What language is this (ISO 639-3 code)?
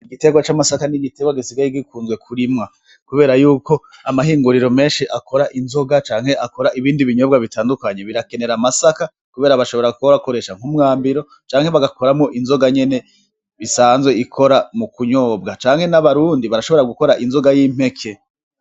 run